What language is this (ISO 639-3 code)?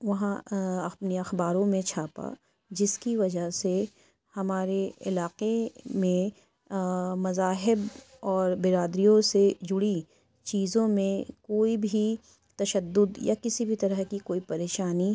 urd